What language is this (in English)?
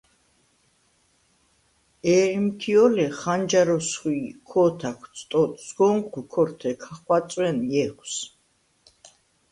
Svan